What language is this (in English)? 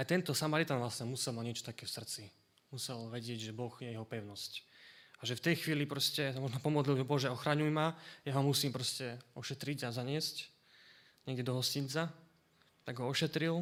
Slovak